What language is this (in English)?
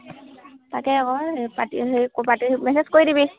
Assamese